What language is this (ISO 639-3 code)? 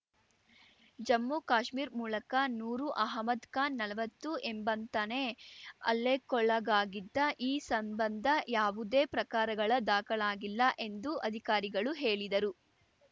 kan